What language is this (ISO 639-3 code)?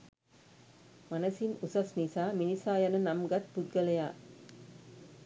sin